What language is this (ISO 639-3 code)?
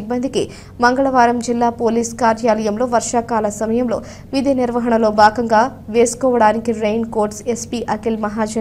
tel